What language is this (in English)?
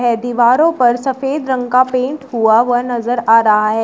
Hindi